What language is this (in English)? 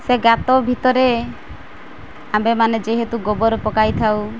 Odia